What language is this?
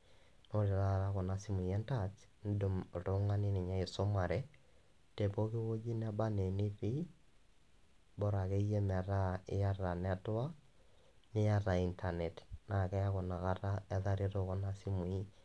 Masai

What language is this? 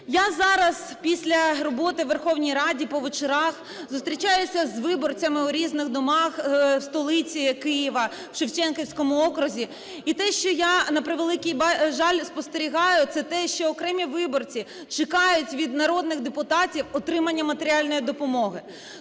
Ukrainian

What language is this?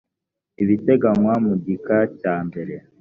Kinyarwanda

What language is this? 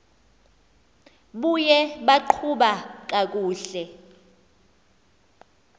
Xhosa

